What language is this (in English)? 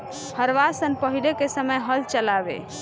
Bhojpuri